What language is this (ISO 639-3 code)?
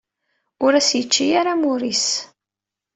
kab